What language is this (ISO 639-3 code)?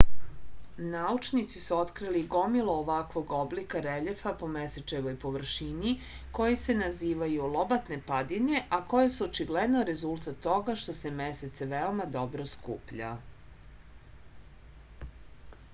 srp